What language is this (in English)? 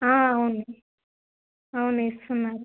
Telugu